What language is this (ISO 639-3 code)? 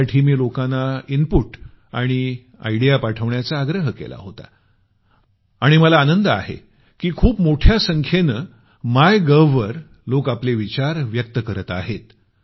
mar